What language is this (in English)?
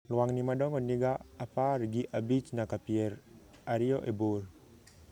Luo (Kenya and Tanzania)